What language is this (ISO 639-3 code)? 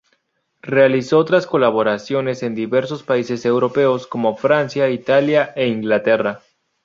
spa